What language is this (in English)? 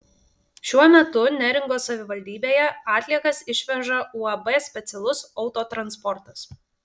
Lithuanian